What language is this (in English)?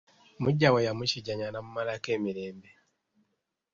Ganda